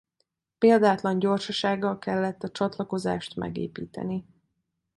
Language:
Hungarian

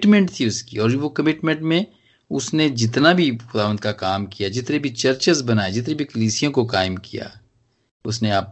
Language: Hindi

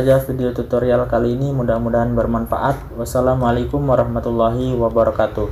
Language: Indonesian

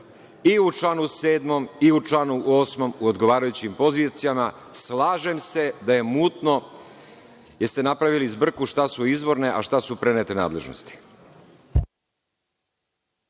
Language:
Serbian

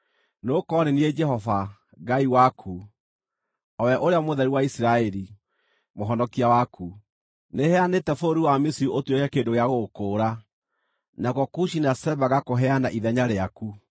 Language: Kikuyu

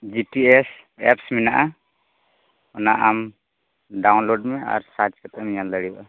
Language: Santali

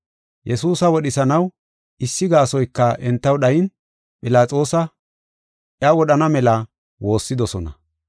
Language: Gofa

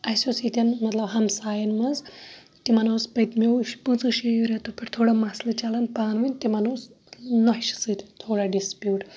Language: Kashmiri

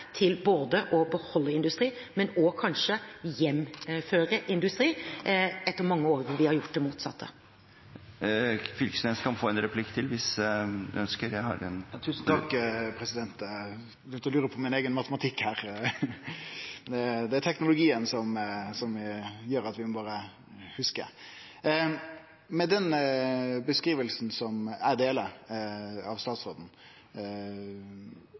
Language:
Norwegian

